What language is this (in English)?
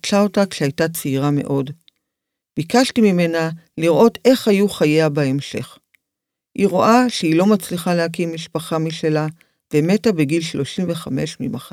Hebrew